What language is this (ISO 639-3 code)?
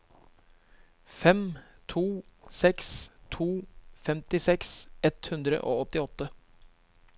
nor